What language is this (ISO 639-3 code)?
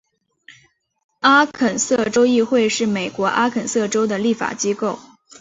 zho